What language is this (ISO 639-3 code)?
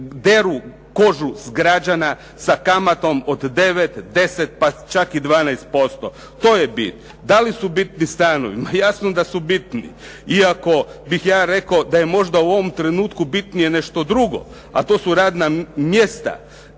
hrv